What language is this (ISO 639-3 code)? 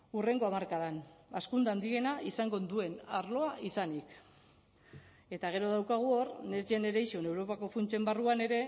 eus